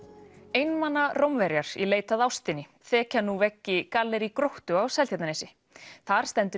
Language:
Icelandic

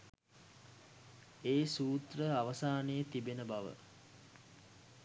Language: Sinhala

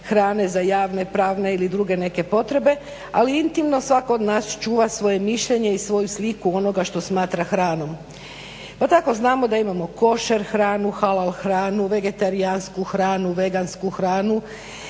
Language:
Croatian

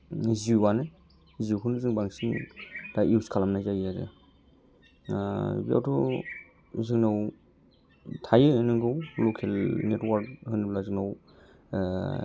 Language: Bodo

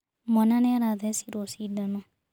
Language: Kikuyu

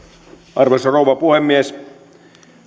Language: Finnish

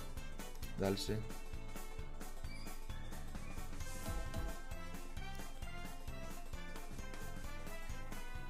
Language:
Turkish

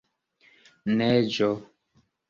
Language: Esperanto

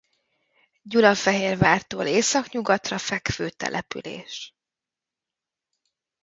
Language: Hungarian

